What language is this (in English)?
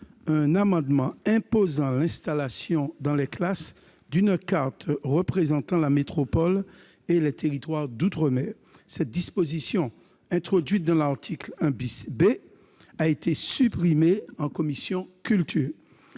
French